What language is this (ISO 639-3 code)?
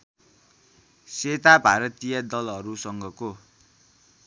nep